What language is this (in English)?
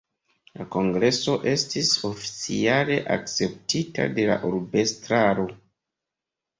Esperanto